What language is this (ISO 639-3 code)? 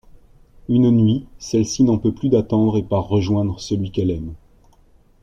fra